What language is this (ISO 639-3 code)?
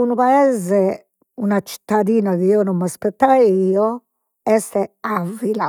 srd